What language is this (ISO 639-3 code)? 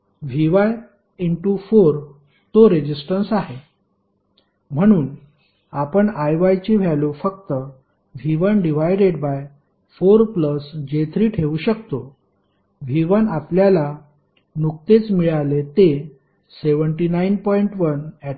mar